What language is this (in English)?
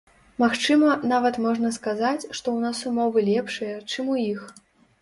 Belarusian